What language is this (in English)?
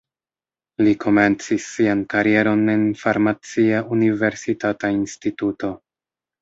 Esperanto